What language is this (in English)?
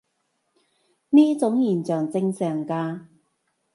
Cantonese